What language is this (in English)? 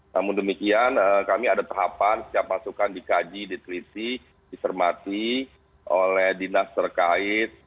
Indonesian